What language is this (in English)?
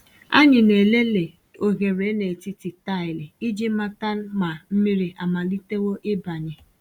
Igbo